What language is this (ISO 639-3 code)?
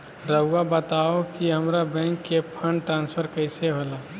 mag